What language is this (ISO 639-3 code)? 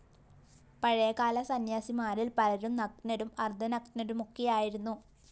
mal